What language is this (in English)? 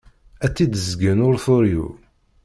Kabyle